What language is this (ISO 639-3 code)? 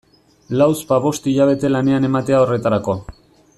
eus